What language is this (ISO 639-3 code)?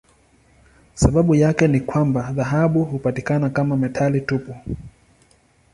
swa